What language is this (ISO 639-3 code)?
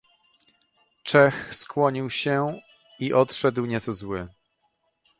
pol